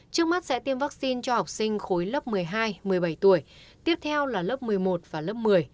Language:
Vietnamese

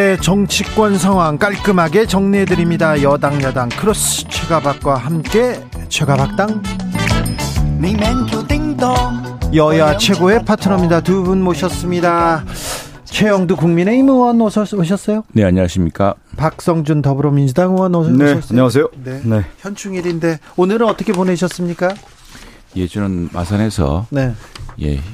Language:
Korean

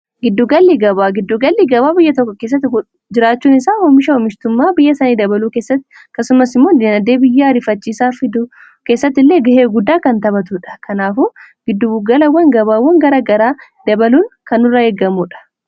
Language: Oromo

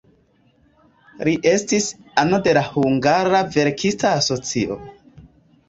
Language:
Esperanto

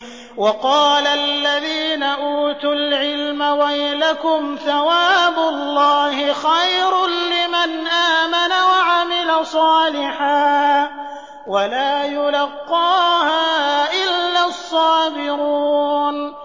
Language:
Arabic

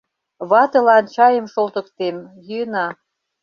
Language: Mari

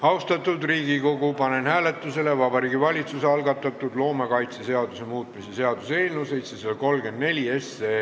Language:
Estonian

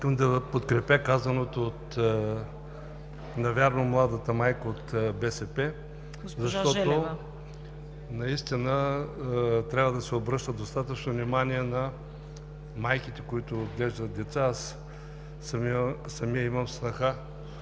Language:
Bulgarian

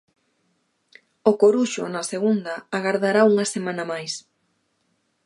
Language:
Galician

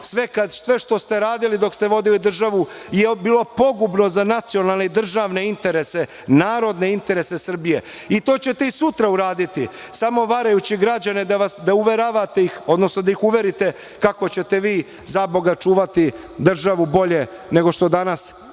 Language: Serbian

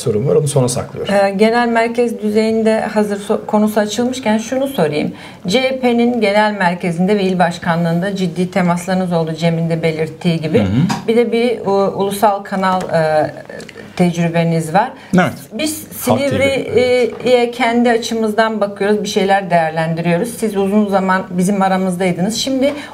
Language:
Turkish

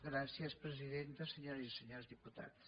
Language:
Catalan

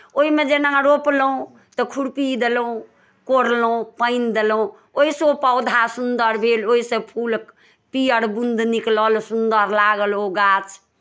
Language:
Maithili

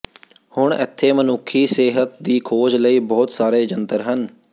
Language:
Punjabi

